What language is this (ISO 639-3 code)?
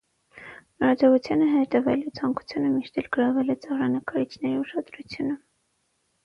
hye